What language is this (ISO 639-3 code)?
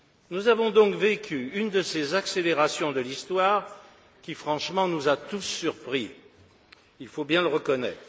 fra